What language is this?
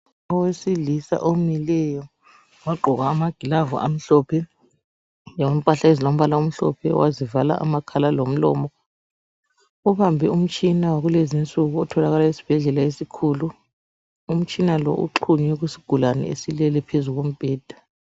North Ndebele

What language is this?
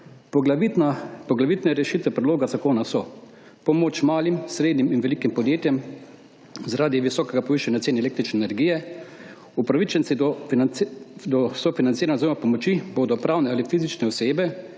Slovenian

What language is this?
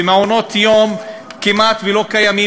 Hebrew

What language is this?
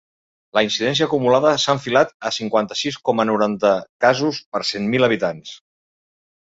Catalan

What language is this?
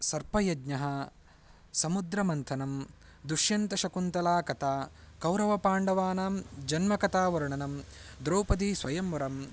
Sanskrit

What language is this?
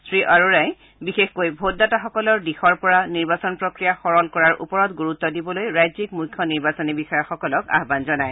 Assamese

